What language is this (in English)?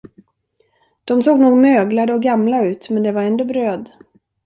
Swedish